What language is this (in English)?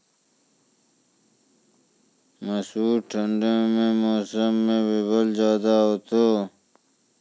Maithili